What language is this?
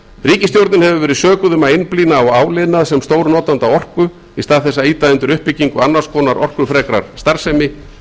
Icelandic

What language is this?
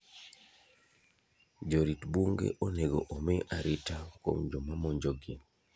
Luo (Kenya and Tanzania)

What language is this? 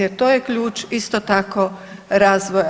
Croatian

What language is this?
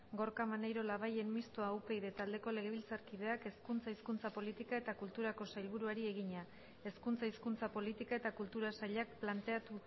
Basque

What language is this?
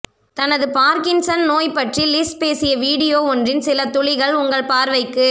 Tamil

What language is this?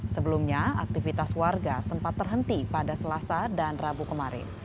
Indonesian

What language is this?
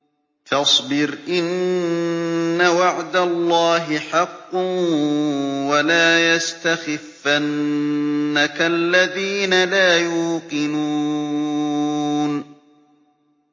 Arabic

